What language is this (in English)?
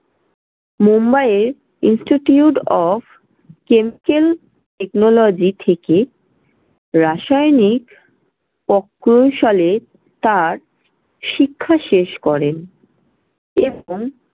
Bangla